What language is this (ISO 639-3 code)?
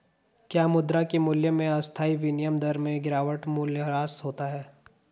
hin